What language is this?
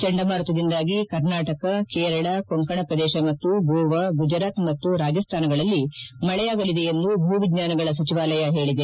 Kannada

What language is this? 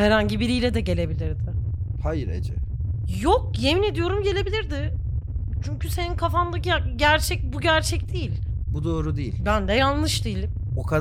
Turkish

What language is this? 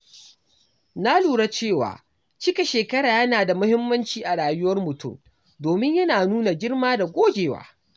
Hausa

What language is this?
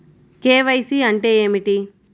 Telugu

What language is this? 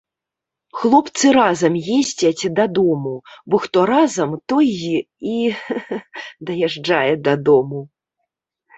Belarusian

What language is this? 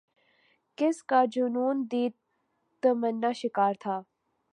Urdu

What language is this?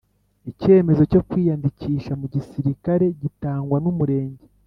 Kinyarwanda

